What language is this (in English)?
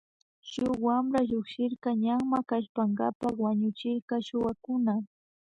Loja Highland Quichua